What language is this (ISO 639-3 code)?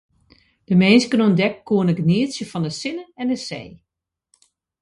fry